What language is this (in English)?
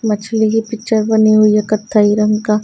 Hindi